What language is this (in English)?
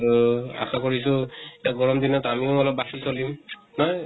Assamese